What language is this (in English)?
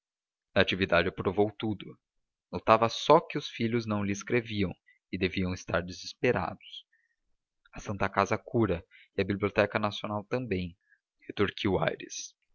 Portuguese